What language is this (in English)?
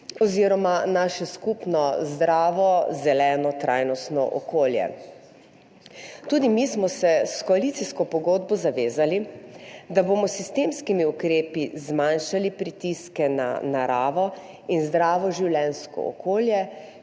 Slovenian